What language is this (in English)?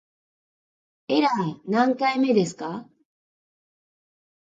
Japanese